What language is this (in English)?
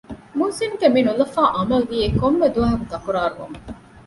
Divehi